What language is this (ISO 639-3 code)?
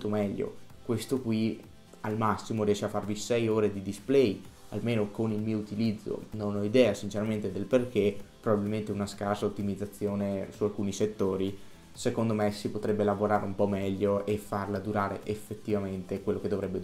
ita